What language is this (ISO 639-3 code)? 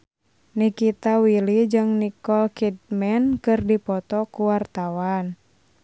sun